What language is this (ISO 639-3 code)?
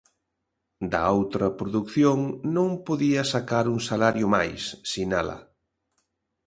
glg